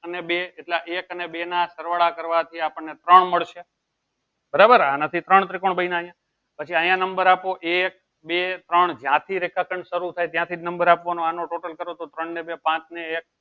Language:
Gujarati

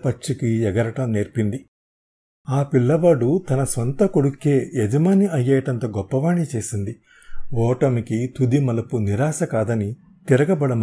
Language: Telugu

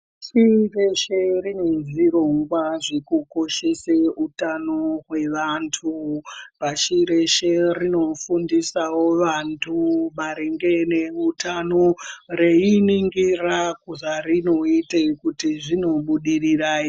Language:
Ndau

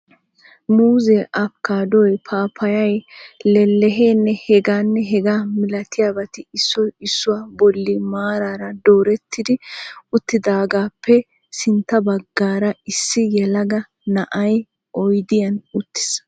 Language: Wolaytta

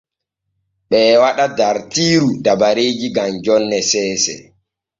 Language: Borgu Fulfulde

